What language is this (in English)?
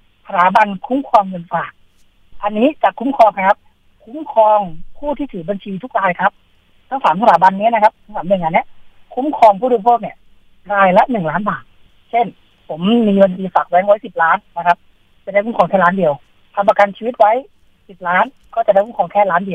Thai